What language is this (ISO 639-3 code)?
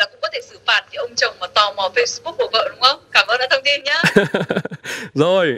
vie